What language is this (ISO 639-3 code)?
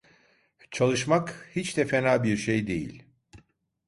tur